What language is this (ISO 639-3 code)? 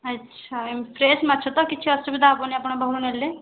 ori